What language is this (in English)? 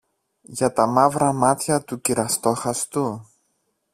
Greek